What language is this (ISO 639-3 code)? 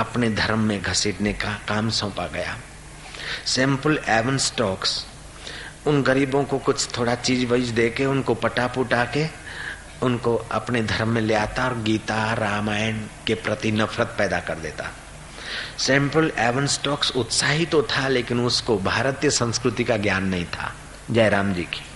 hin